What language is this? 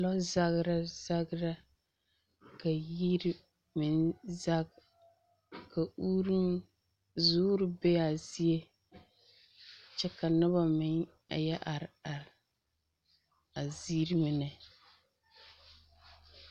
Southern Dagaare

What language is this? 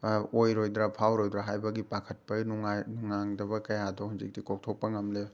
Manipuri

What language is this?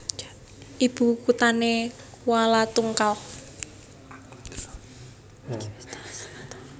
Javanese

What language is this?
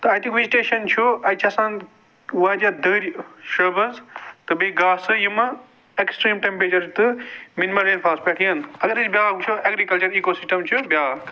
Kashmiri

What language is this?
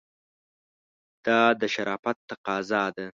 Pashto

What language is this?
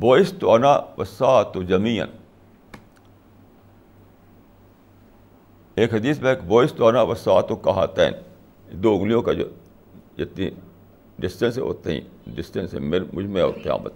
Urdu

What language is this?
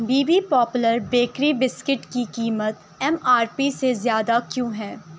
Urdu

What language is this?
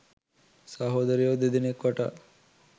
Sinhala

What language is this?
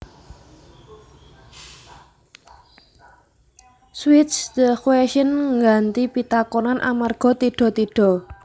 Javanese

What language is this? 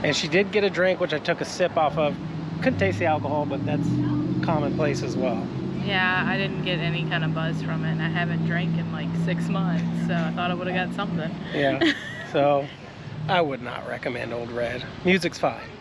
English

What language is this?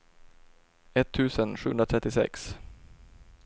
Swedish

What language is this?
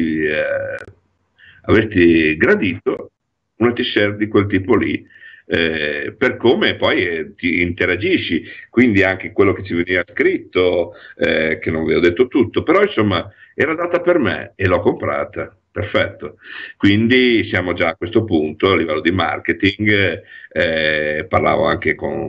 Italian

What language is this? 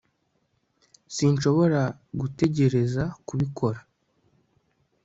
Kinyarwanda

